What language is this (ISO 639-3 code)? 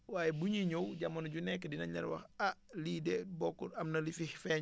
wol